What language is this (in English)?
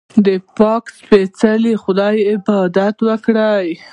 Pashto